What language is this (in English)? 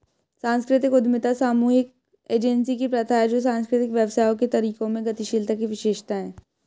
Hindi